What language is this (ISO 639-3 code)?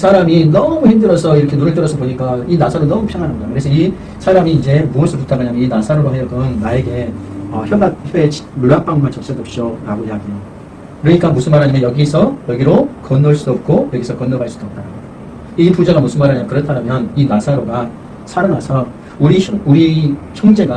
kor